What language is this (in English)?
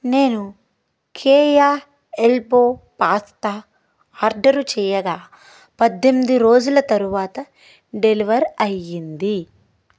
Telugu